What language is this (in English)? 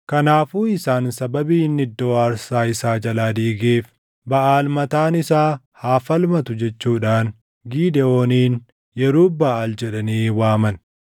Oromo